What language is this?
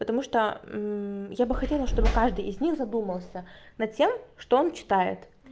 Russian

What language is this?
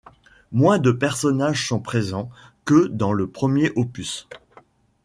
French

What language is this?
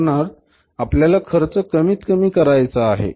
Marathi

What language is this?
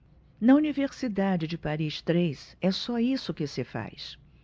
Portuguese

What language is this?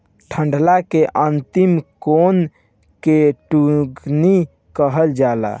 Bhojpuri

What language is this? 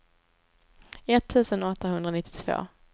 Swedish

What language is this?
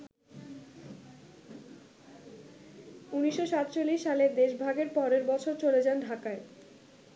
Bangla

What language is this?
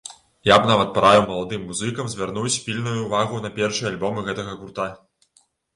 Belarusian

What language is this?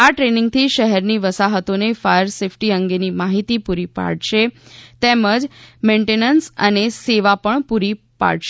Gujarati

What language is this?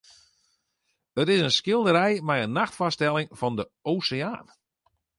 Western Frisian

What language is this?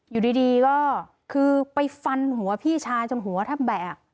Thai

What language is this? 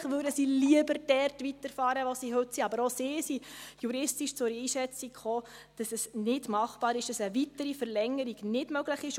Swiss German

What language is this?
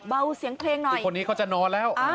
Thai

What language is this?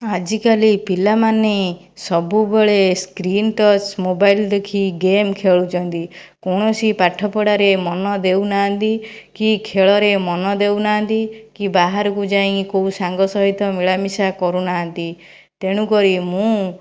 Odia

